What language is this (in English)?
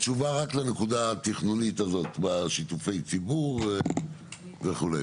Hebrew